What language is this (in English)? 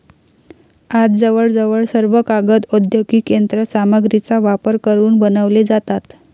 Marathi